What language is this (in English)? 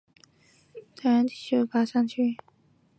Chinese